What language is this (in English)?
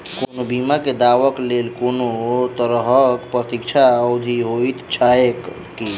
Maithili